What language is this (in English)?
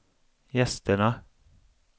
Swedish